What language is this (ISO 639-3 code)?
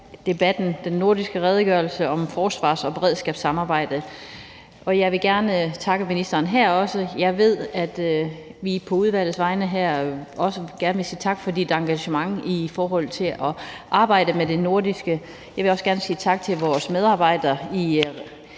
dan